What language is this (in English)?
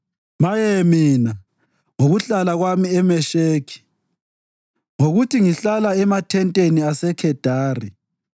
North Ndebele